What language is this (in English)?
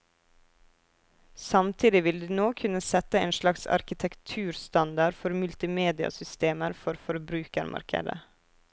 Norwegian